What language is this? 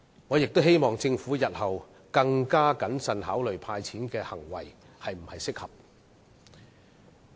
Cantonese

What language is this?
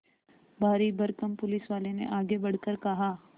Hindi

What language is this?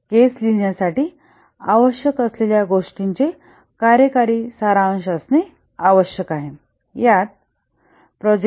Marathi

